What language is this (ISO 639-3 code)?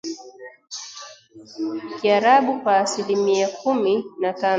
swa